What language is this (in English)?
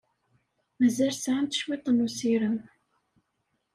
Kabyle